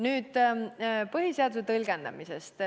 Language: Estonian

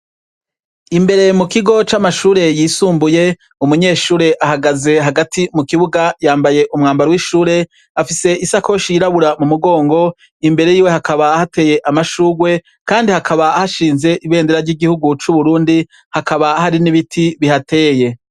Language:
Rundi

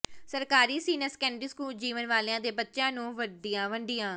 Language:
Punjabi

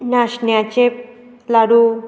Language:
Konkani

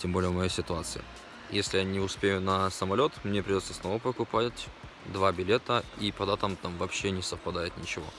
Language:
Russian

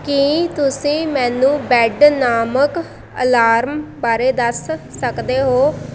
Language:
Punjabi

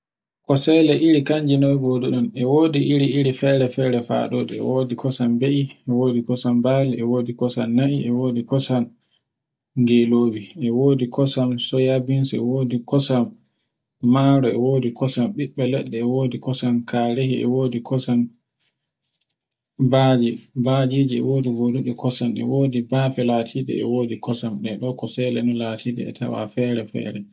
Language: Borgu Fulfulde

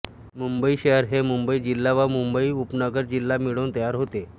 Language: Marathi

